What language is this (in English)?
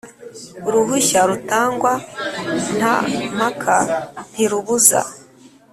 Kinyarwanda